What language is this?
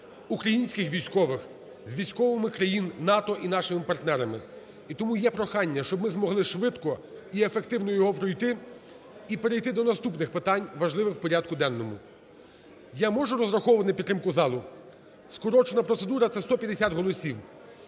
Ukrainian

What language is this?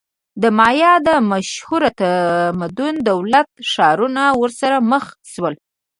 Pashto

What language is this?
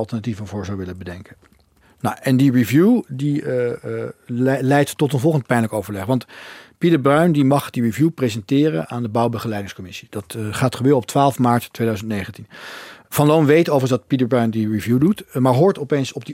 Dutch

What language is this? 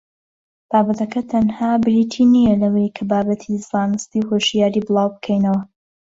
Central Kurdish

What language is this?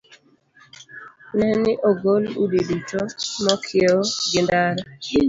Luo (Kenya and Tanzania)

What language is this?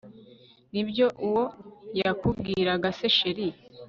Kinyarwanda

